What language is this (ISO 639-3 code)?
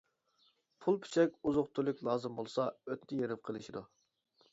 uig